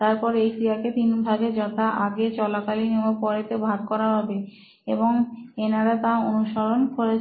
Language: Bangla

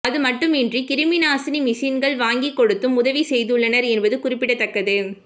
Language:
Tamil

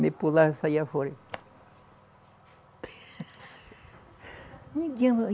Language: Portuguese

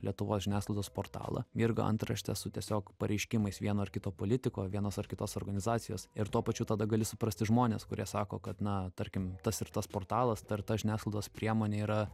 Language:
Lithuanian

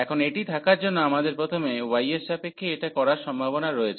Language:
Bangla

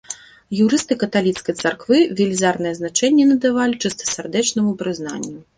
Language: Belarusian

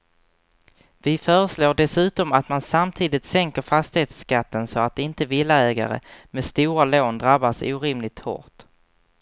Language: Swedish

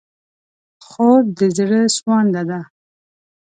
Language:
Pashto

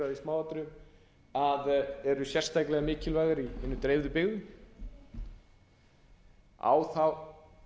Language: Icelandic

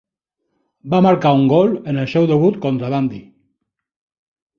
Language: Catalan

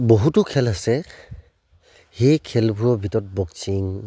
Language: Assamese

